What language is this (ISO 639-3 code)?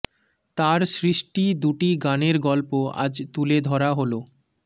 ben